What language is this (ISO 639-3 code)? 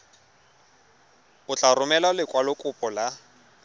tsn